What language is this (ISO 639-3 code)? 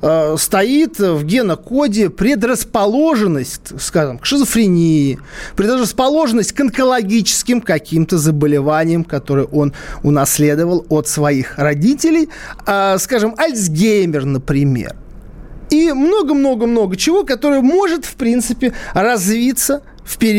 rus